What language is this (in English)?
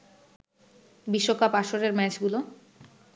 Bangla